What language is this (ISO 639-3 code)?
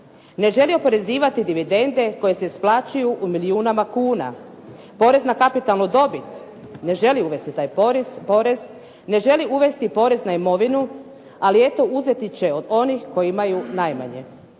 hrv